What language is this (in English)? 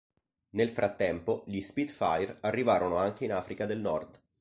Italian